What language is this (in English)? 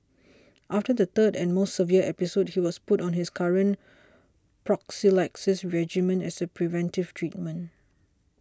English